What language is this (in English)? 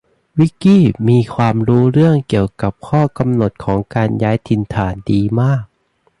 Thai